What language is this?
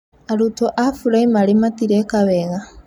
Kikuyu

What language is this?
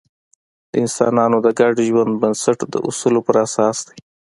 Pashto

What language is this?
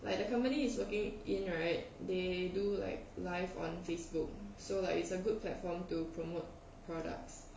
English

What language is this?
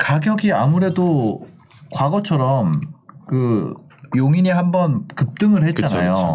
Korean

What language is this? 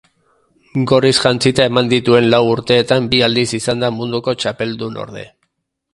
Basque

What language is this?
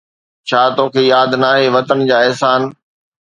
Sindhi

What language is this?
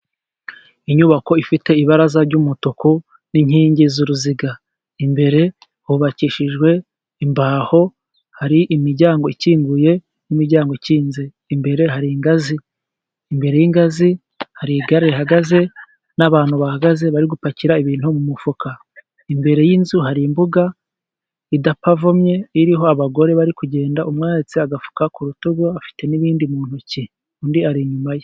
Kinyarwanda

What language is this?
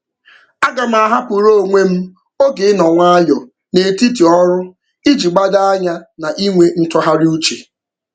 Igbo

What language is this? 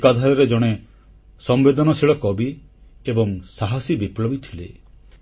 Odia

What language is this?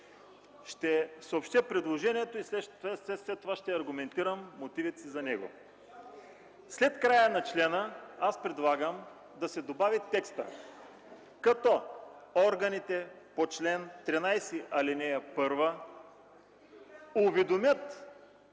Bulgarian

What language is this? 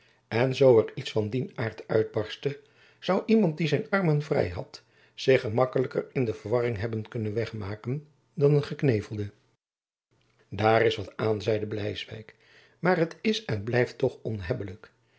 Dutch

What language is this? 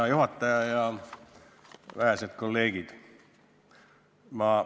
Estonian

